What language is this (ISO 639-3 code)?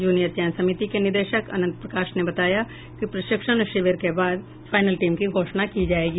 hin